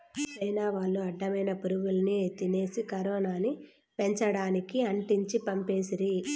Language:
Telugu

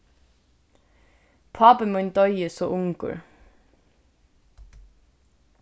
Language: Faroese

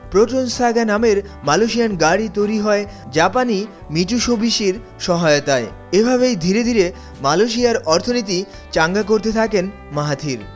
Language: Bangla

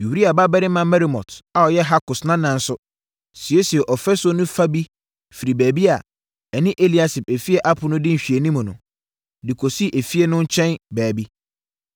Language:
Akan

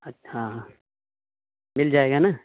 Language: Urdu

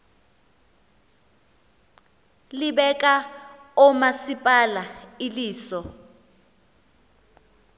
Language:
Xhosa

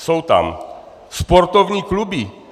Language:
Czech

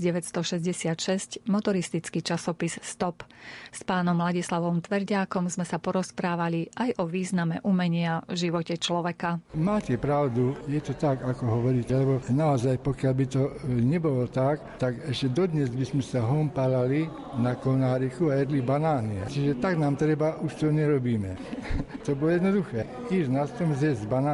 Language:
Slovak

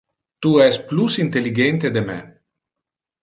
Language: Interlingua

